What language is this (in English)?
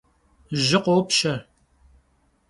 Kabardian